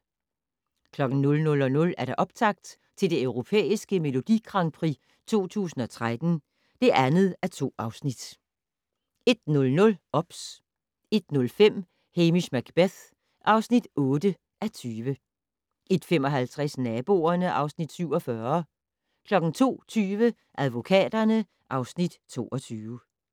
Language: Danish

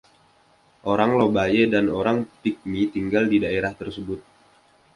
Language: Indonesian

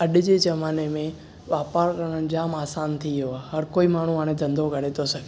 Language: Sindhi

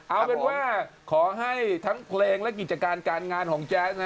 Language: Thai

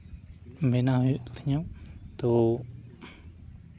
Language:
Santali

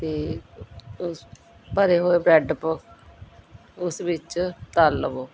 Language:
Punjabi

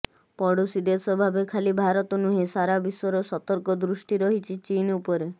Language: Odia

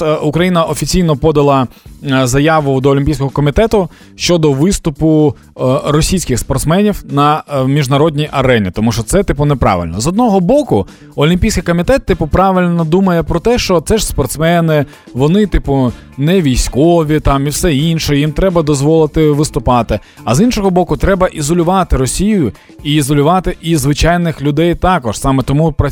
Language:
Ukrainian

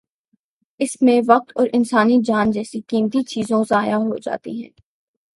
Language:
Urdu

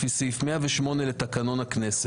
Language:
Hebrew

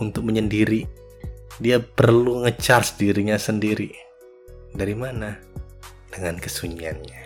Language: Indonesian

